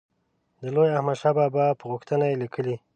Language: Pashto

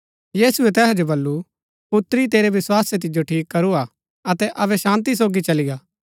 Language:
Gaddi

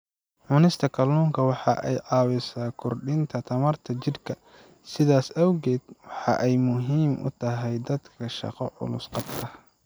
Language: Somali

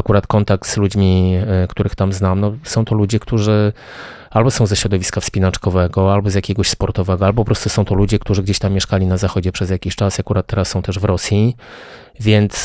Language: Polish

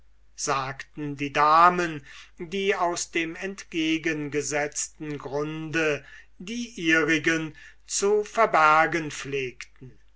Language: German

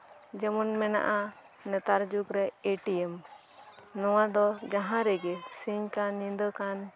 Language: Santali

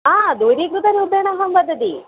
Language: Sanskrit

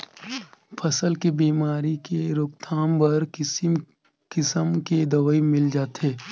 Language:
Chhattisgarhi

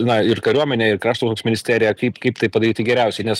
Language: Lithuanian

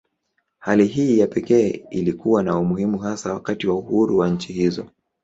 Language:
Swahili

